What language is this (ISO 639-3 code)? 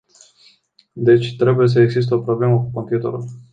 ron